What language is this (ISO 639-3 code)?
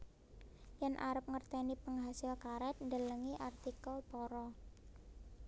jav